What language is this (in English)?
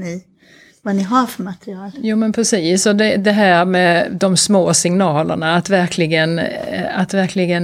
Swedish